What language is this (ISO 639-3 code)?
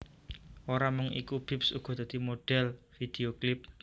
jav